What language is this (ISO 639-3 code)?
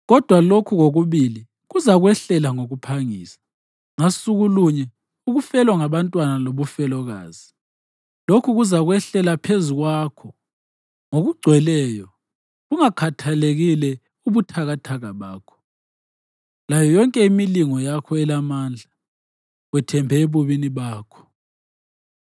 nde